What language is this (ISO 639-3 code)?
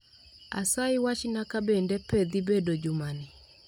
luo